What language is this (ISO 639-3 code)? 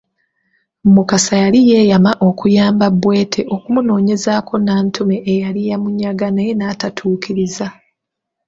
lug